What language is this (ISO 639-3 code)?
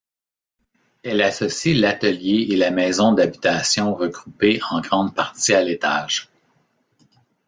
fra